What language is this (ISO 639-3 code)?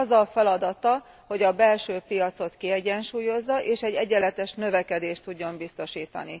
hun